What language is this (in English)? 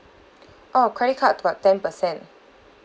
English